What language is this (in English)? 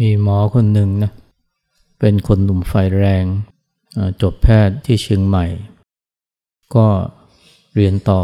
Thai